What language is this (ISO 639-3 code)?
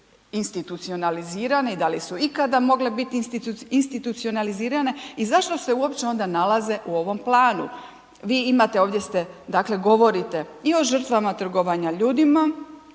hrv